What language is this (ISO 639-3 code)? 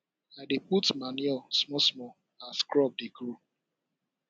pcm